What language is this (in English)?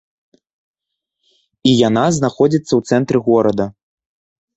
Belarusian